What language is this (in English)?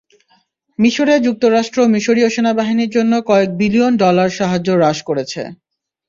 Bangla